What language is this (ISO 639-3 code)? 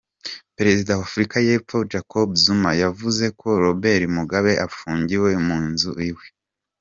kin